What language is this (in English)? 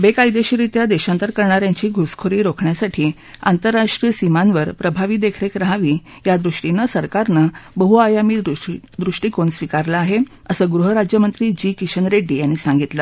Marathi